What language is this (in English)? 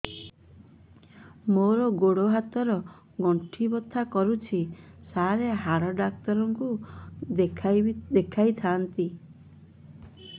Odia